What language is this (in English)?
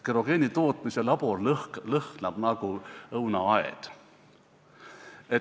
Estonian